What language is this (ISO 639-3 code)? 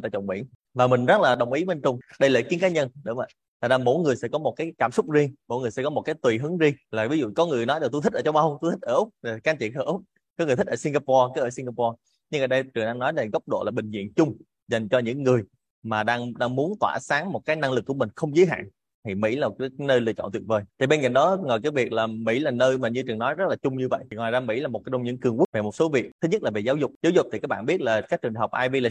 vie